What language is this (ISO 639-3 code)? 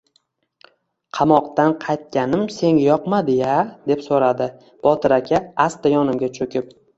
uzb